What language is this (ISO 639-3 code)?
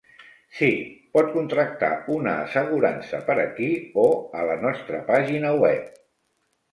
cat